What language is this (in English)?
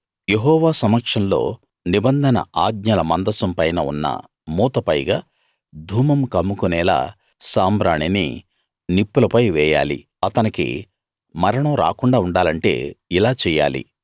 Telugu